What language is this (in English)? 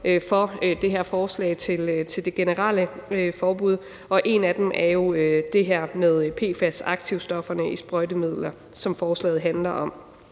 Danish